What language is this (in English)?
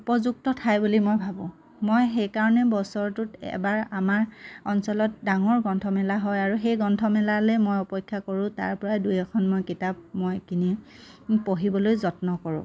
Assamese